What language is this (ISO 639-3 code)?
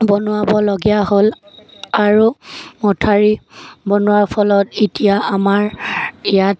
asm